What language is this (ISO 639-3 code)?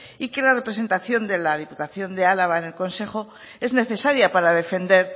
spa